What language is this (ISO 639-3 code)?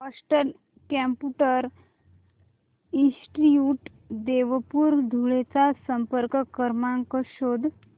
mar